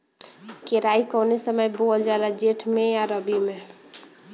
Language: Bhojpuri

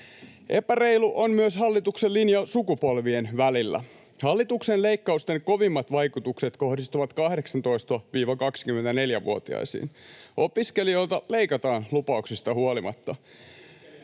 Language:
Finnish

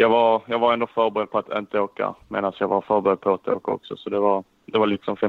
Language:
Swedish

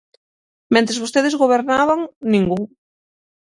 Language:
Galician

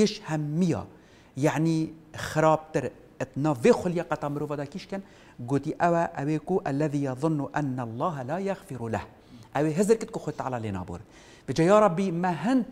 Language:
Arabic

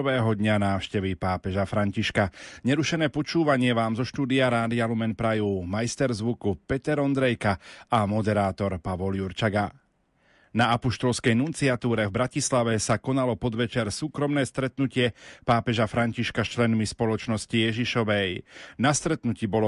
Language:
Slovak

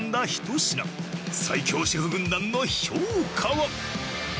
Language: Japanese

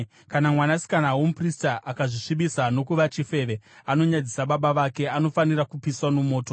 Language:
Shona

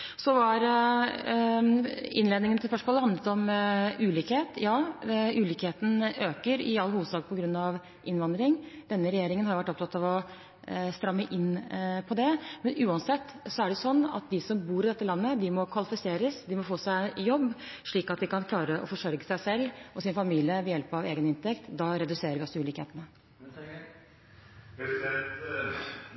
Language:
Norwegian Bokmål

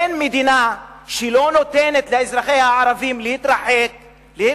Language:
Hebrew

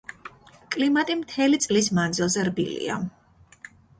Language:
Georgian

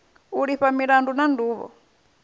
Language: Venda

